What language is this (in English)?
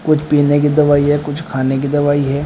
Hindi